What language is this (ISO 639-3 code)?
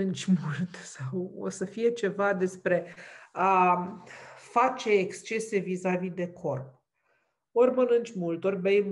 ron